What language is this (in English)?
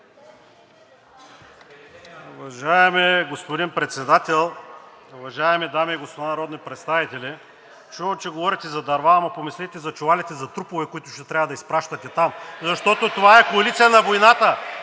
Bulgarian